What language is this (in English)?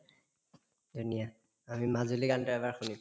Assamese